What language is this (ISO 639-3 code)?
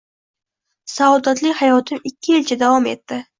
uzb